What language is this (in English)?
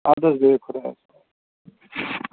Kashmiri